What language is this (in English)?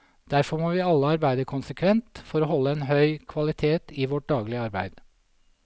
Norwegian